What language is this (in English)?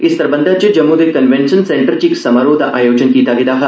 Dogri